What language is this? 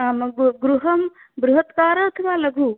Sanskrit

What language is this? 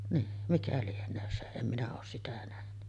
Finnish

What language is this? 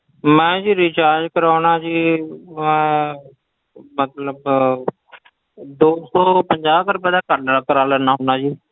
Punjabi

